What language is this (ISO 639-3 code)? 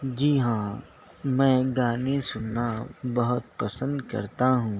urd